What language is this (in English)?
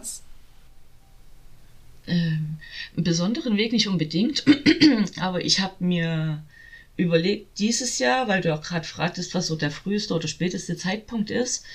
German